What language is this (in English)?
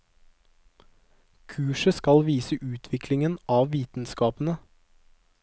Norwegian